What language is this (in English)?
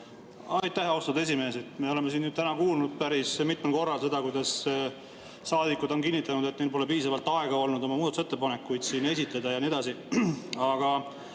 Estonian